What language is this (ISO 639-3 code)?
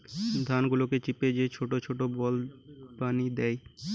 ben